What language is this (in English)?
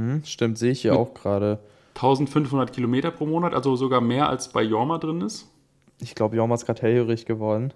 German